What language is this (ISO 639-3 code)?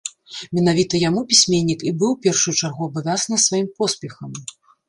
bel